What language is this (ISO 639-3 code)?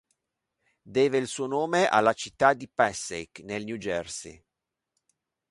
ita